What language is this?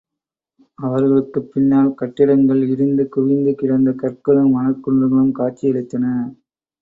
Tamil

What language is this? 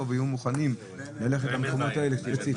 Hebrew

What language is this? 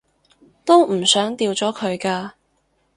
Cantonese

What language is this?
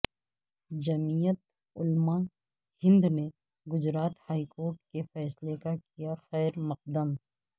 Urdu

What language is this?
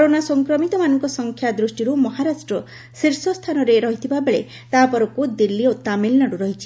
Odia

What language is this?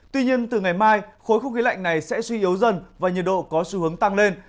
Vietnamese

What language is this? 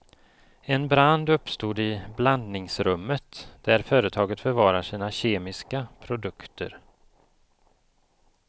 Swedish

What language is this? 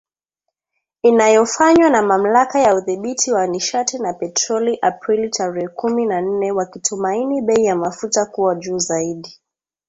Swahili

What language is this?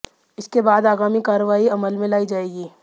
Hindi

